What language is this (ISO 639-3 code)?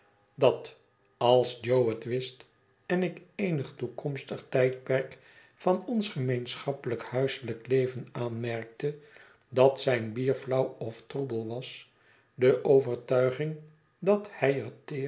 nld